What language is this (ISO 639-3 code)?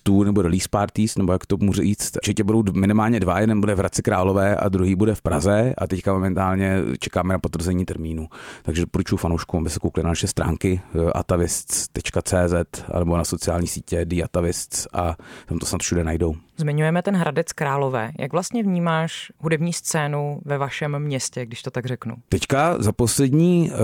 ces